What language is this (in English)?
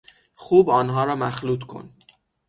Persian